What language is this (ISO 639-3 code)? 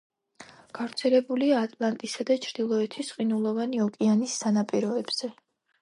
kat